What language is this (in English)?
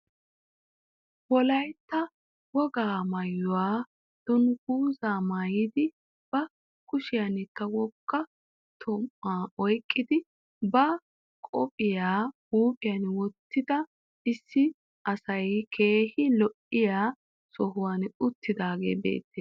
Wolaytta